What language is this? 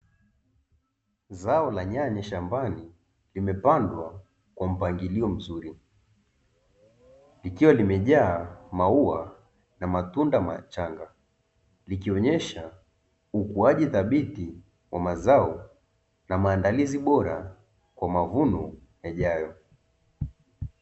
Swahili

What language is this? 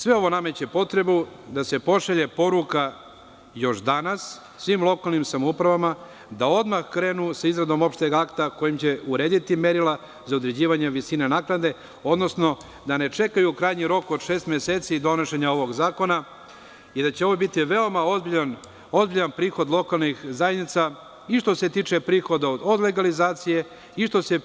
Serbian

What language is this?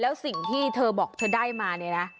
Thai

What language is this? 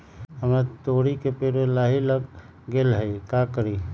Magahi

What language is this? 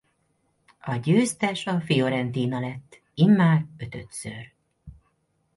Hungarian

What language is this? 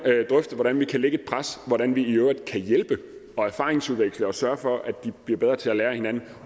Danish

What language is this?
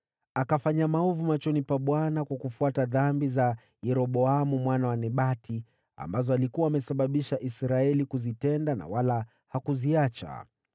Swahili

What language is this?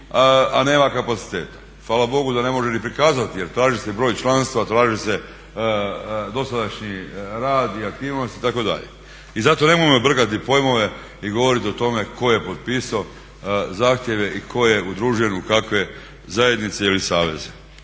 Croatian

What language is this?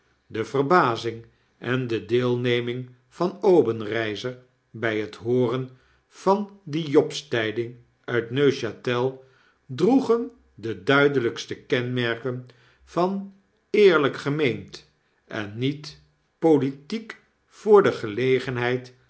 Dutch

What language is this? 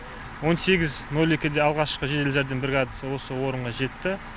Kazakh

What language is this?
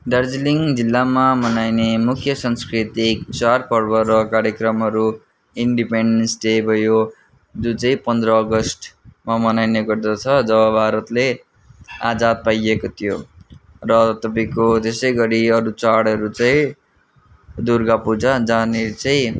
Nepali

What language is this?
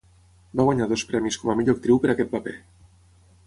Catalan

